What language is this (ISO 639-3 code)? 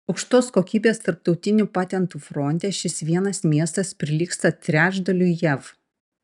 lit